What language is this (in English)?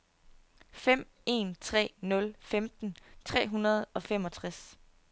Danish